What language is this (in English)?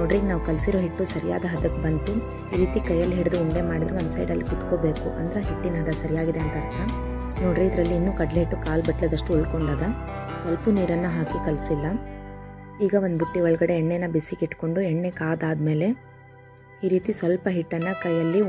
Kannada